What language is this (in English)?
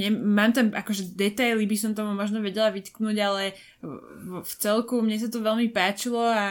Slovak